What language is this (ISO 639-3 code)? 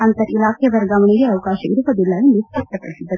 kan